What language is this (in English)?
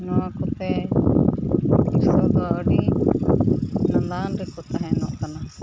Santali